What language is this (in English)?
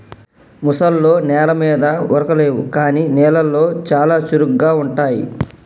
Telugu